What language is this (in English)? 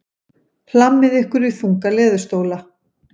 Icelandic